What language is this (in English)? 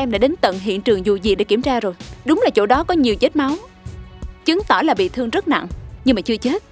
Vietnamese